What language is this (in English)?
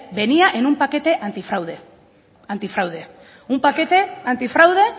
Spanish